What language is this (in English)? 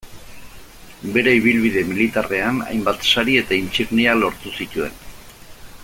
Basque